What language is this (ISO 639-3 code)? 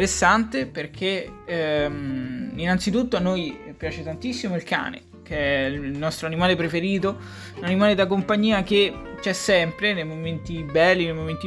ita